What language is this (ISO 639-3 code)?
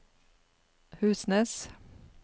nor